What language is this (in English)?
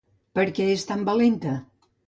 Catalan